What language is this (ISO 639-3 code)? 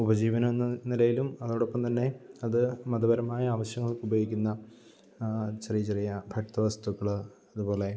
mal